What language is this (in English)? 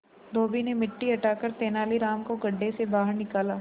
Hindi